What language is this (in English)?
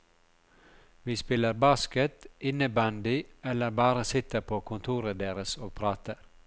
Norwegian